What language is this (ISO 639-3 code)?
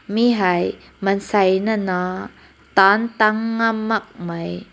nbu